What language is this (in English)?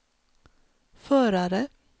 Swedish